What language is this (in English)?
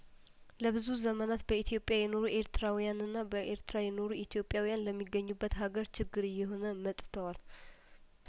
Amharic